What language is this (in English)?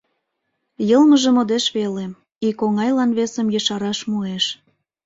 Mari